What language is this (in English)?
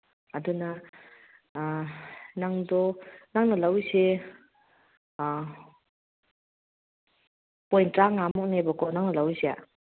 Manipuri